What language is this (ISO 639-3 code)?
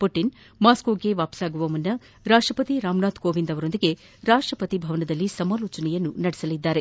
kan